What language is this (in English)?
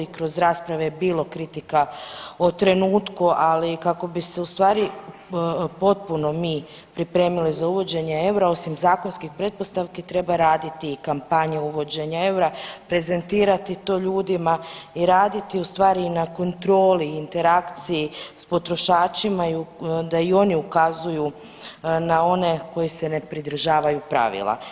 Croatian